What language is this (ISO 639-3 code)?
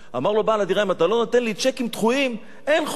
heb